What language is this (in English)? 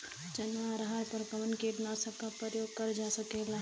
Bhojpuri